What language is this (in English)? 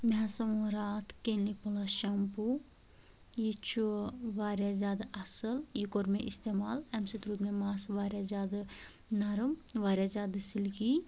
Kashmiri